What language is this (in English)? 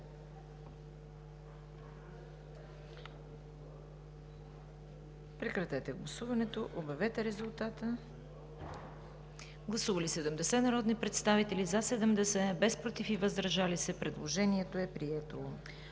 Bulgarian